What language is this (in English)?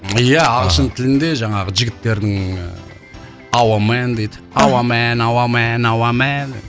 Kazakh